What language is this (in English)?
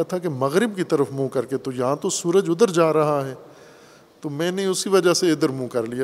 Urdu